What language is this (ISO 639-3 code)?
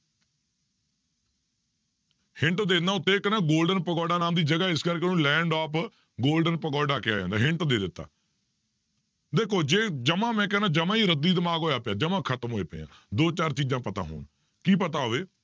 pan